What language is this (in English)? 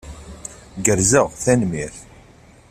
Kabyle